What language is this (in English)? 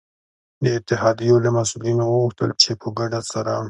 Pashto